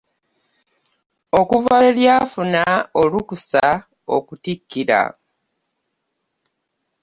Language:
Ganda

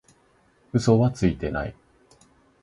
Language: Japanese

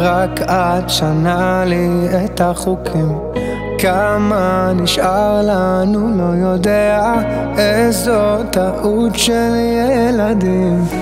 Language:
Hebrew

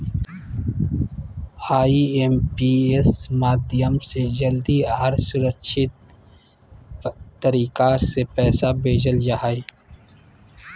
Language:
Magahi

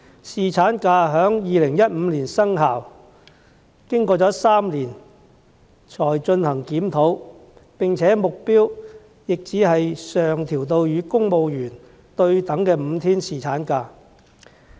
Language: Cantonese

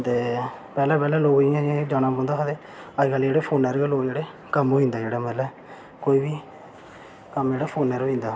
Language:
Dogri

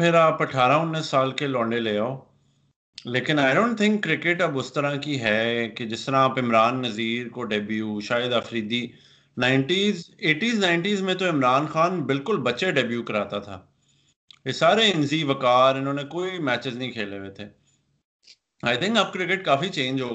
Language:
Urdu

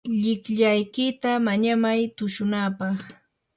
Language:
Yanahuanca Pasco Quechua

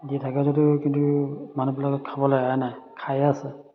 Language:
Assamese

